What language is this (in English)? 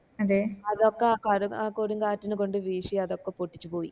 Malayalam